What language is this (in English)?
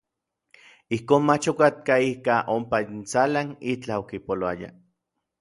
Orizaba Nahuatl